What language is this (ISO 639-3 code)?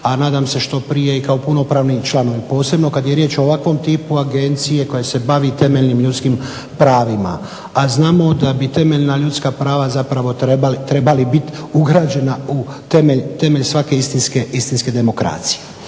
hrv